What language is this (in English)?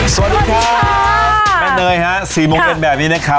Thai